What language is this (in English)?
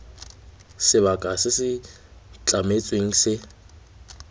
Tswana